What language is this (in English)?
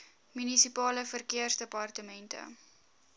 Afrikaans